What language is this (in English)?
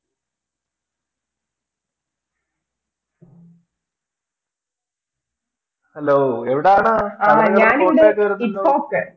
Malayalam